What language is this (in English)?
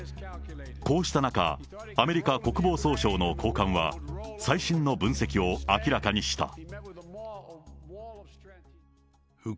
Japanese